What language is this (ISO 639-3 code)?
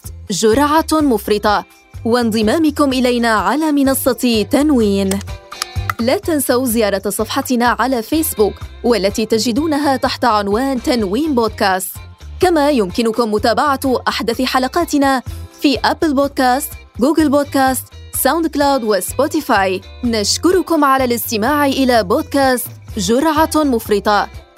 ara